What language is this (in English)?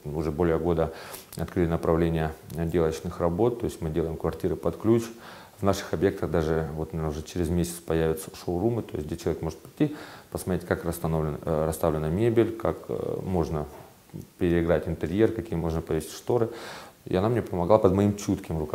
Russian